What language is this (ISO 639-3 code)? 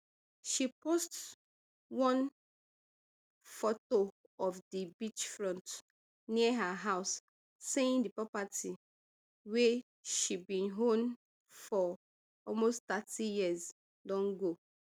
pcm